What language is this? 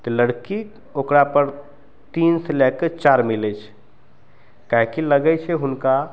Maithili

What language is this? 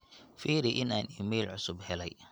Somali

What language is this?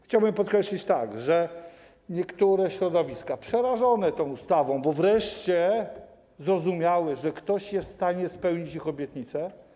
Polish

